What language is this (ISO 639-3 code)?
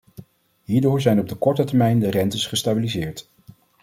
nld